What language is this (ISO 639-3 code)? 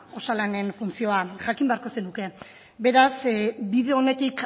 eus